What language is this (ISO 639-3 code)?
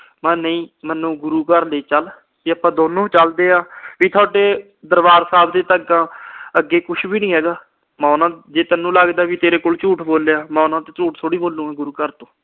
pan